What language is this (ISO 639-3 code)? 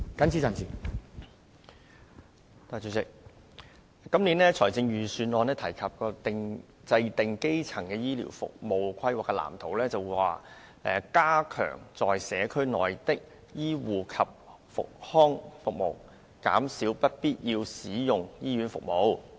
yue